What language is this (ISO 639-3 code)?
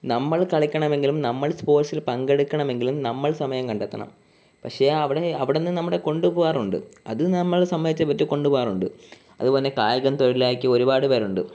mal